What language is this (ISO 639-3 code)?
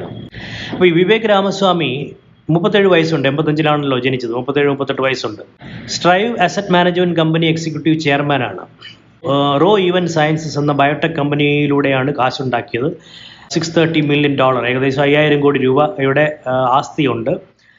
mal